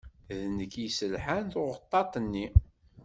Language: Kabyle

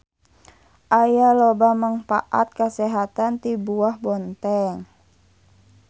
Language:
Sundanese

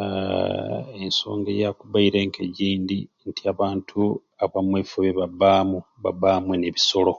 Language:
Ruuli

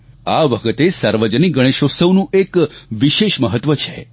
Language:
Gujarati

